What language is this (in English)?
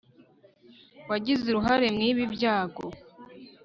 Kinyarwanda